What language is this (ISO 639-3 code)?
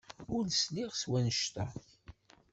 kab